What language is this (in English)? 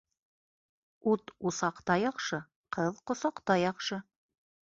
Bashkir